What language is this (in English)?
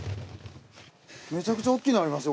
Japanese